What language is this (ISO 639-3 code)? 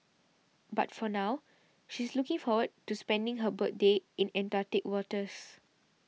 eng